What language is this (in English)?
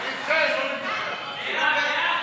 Hebrew